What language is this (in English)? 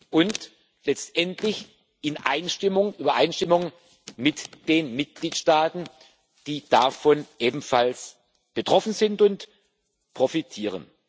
German